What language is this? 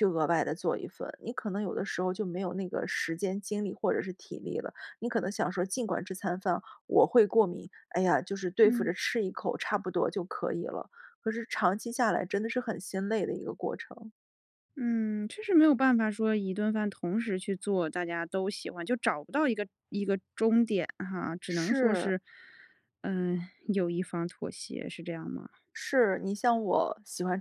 Chinese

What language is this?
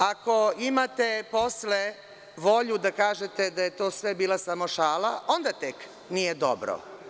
Serbian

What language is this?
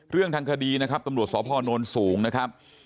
Thai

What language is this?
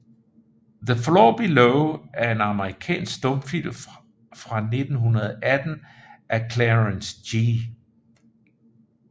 Danish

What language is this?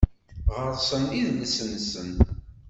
Kabyle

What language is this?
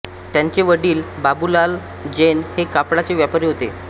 Marathi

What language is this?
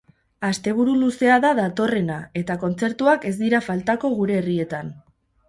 Basque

